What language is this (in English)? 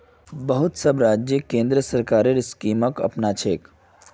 Magahi